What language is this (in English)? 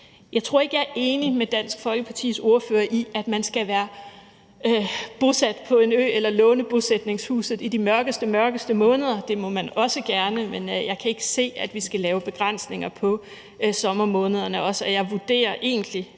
Danish